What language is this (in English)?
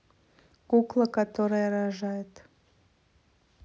Russian